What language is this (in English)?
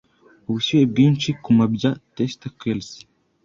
Kinyarwanda